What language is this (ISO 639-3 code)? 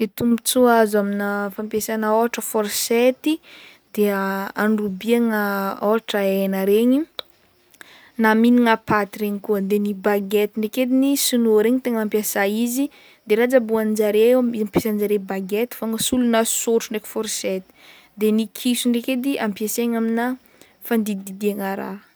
bmm